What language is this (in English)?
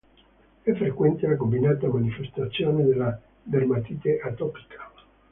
Italian